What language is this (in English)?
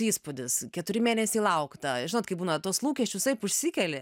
Lithuanian